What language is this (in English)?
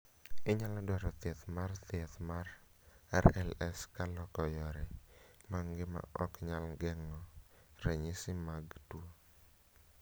Luo (Kenya and Tanzania)